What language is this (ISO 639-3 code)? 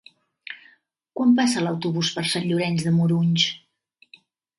cat